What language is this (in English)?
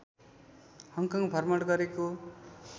Nepali